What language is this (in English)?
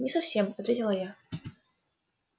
Russian